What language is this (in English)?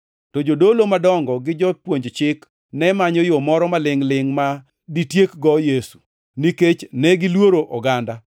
Luo (Kenya and Tanzania)